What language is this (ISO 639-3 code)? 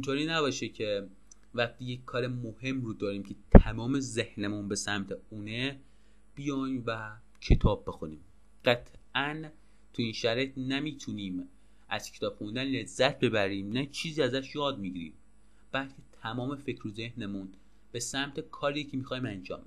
fas